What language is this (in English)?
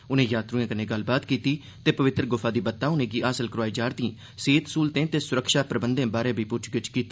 Dogri